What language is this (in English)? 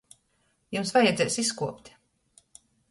Latgalian